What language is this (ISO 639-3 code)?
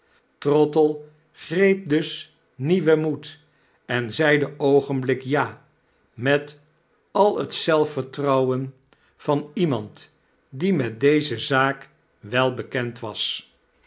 nld